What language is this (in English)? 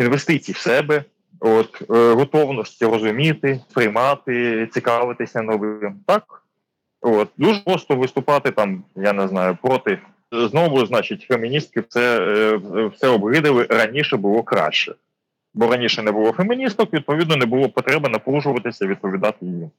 Ukrainian